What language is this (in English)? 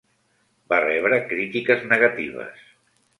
Catalan